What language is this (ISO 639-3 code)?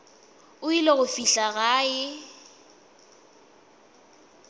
nso